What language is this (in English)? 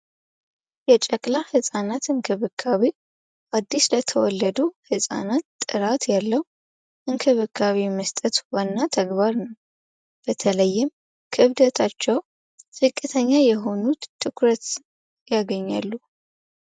Amharic